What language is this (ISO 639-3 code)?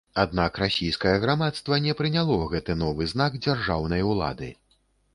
bel